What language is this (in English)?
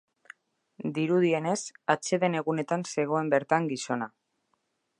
Basque